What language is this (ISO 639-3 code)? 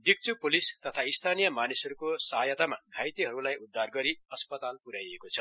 nep